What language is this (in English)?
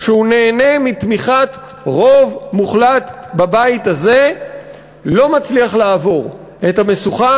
Hebrew